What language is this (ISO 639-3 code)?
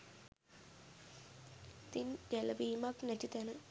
sin